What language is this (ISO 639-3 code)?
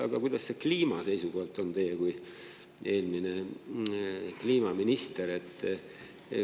est